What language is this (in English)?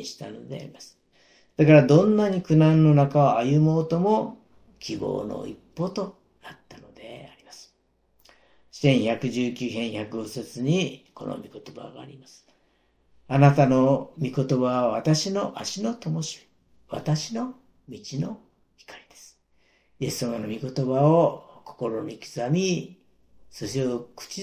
Japanese